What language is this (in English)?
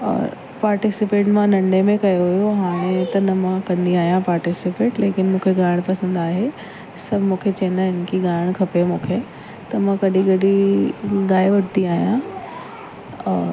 Sindhi